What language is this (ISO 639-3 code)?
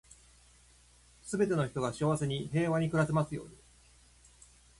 jpn